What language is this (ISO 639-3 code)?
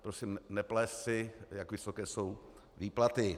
ces